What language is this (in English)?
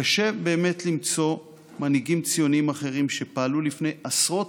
Hebrew